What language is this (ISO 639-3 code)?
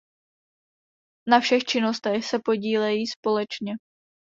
ces